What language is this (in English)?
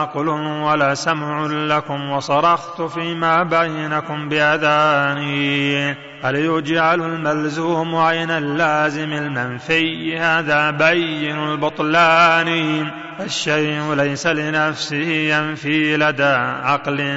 Arabic